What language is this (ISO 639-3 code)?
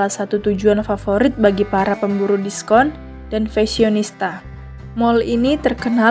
ind